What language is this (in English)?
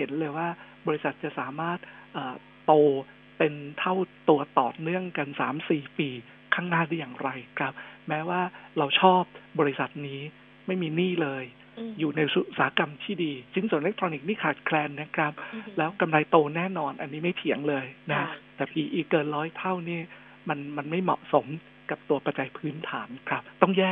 Thai